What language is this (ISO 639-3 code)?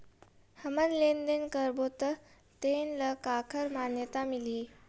hne